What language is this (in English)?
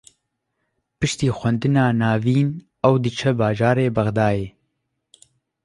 Kurdish